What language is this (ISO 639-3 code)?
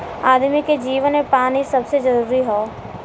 bho